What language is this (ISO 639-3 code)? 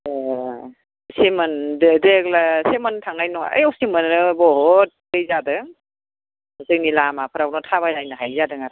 brx